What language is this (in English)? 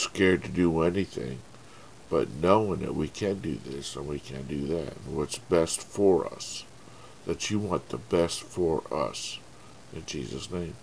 English